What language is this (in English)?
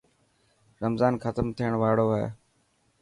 Dhatki